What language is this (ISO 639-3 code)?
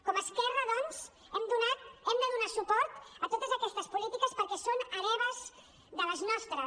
cat